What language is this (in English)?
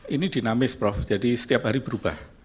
Indonesian